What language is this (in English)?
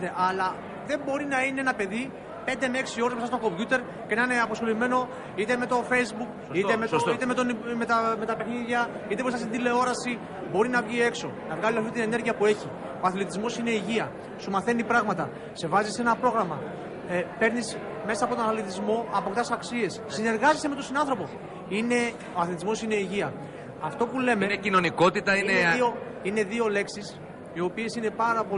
Greek